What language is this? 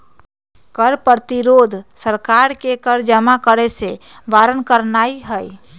Magahi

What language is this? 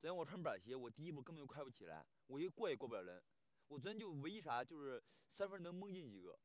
Chinese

